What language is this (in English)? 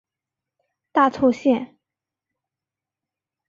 Chinese